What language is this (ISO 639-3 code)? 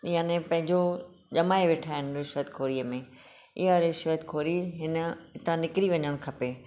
snd